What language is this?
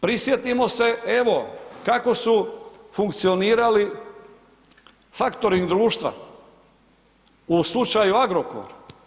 Croatian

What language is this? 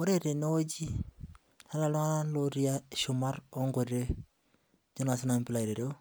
Masai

